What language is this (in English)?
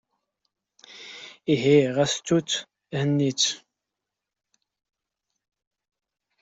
Kabyle